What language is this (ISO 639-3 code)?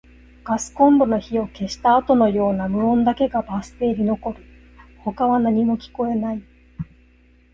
jpn